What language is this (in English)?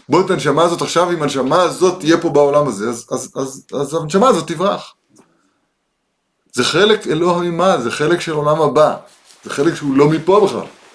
Hebrew